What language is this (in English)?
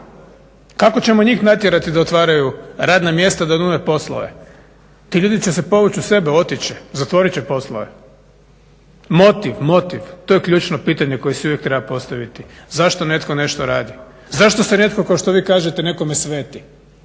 Croatian